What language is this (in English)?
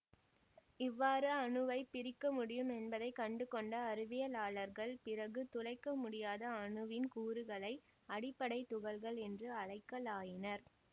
Tamil